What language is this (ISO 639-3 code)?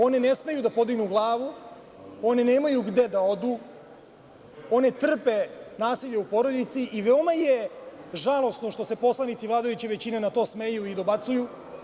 srp